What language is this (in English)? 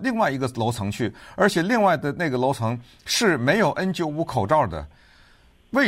Chinese